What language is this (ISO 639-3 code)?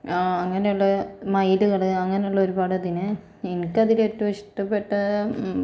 mal